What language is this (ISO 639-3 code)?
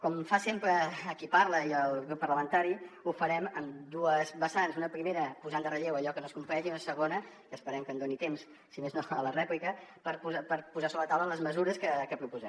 cat